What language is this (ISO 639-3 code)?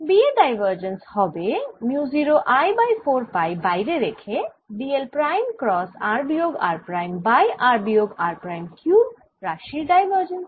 ben